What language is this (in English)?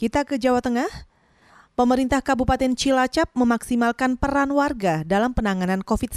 Indonesian